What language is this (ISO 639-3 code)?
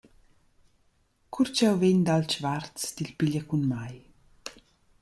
roh